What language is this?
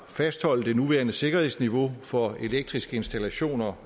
Danish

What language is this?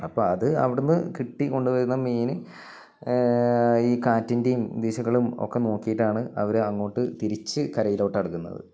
Malayalam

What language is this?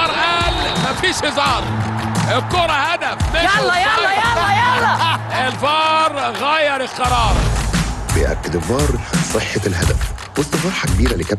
Arabic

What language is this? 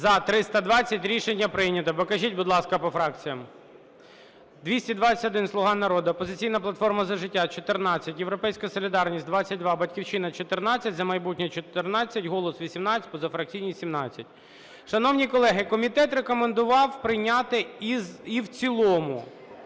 Ukrainian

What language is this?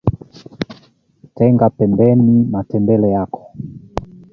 Swahili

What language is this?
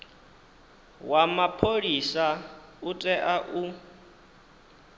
Venda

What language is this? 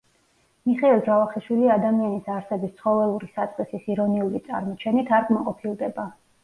Georgian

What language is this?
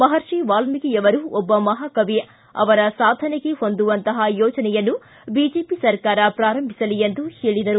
Kannada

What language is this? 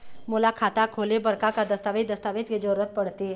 Chhattisgarhi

